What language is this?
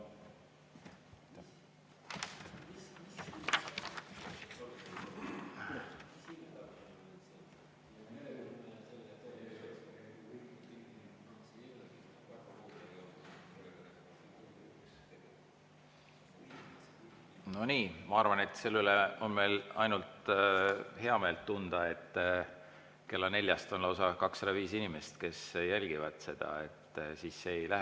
Estonian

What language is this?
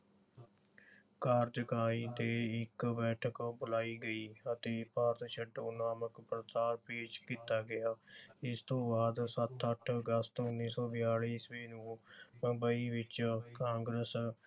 Punjabi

